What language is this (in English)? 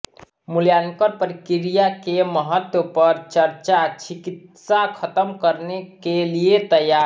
Hindi